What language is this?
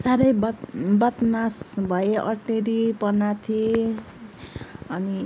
Nepali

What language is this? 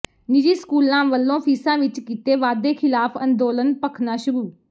Punjabi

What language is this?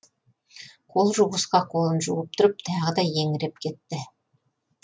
Kazakh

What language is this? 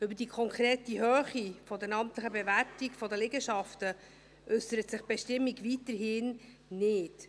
Swiss German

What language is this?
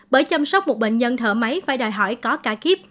Vietnamese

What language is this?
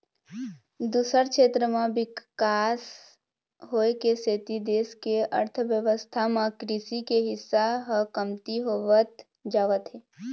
Chhattisgarhi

